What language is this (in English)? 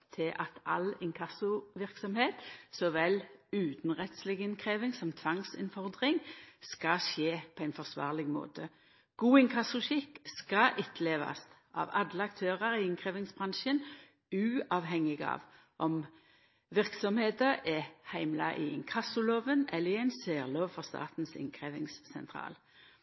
Norwegian Nynorsk